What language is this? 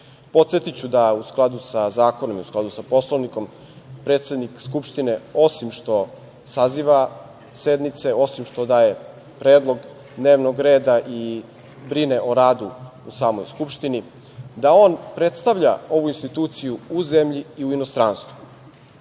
Serbian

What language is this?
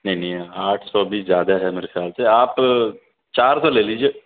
Urdu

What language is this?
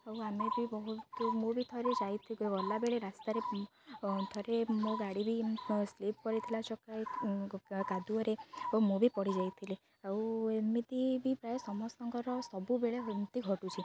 Odia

